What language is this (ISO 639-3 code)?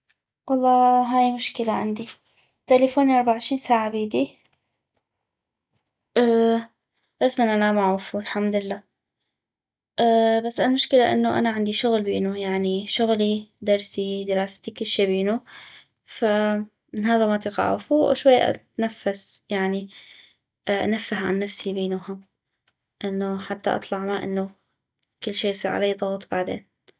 ayp